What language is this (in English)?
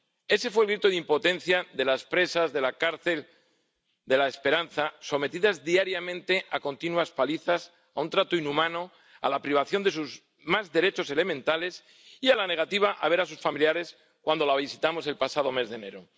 Spanish